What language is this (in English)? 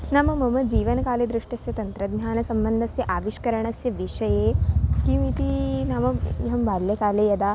Sanskrit